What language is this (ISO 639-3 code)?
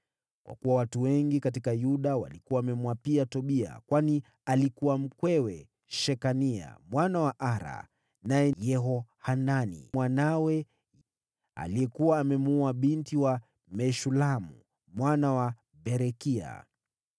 swa